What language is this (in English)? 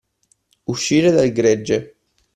Italian